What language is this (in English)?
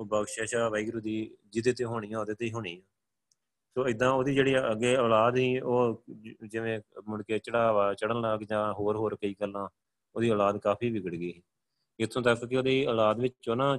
Punjabi